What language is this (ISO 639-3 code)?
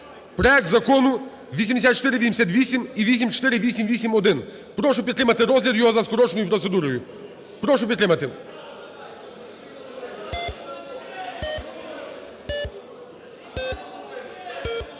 ukr